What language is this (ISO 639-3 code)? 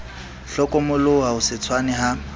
sot